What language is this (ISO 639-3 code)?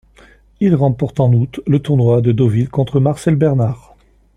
fra